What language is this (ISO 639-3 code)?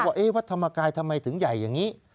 tha